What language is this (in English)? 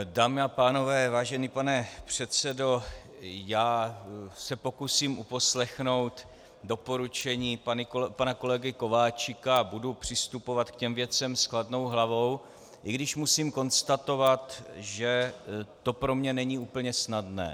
Czech